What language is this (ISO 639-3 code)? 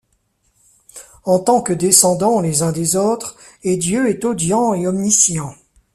fra